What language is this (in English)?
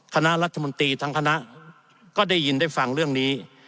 Thai